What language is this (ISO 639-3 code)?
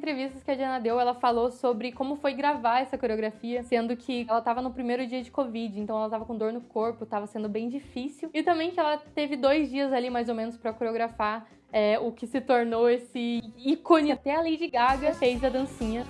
por